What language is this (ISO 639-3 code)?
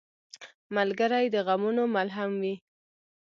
pus